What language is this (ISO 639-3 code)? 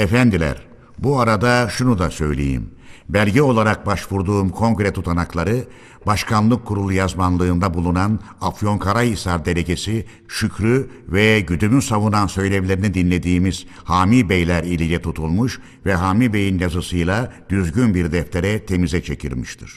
tur